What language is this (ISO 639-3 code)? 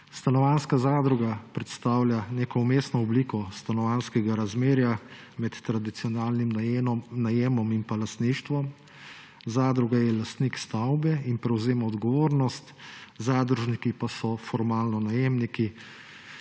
slv